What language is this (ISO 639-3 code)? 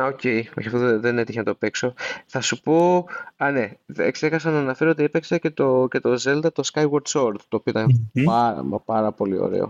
ell